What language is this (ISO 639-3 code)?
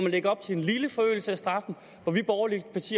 dan